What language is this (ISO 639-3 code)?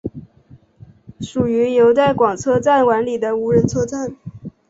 zho